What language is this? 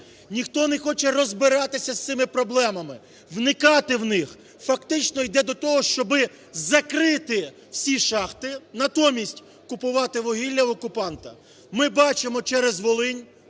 Ukrainian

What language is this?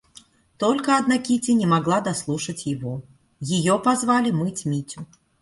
Russian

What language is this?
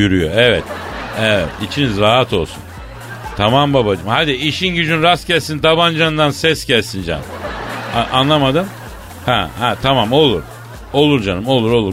Turkish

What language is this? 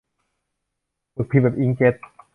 Thai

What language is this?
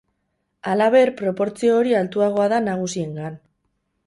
Basque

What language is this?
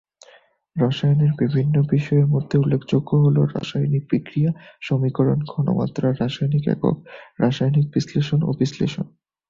Bangla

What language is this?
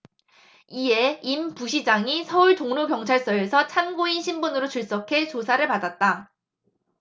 Korean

